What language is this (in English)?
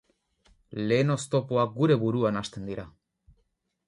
Basque